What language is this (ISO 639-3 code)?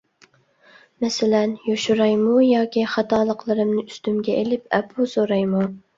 uig